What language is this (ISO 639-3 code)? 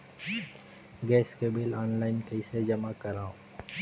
hne